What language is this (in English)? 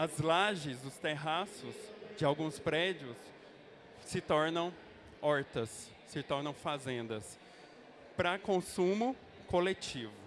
Portuguese